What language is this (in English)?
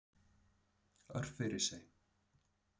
Icelandic